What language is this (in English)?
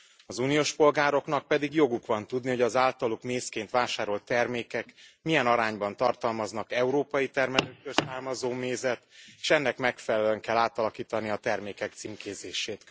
Hungarian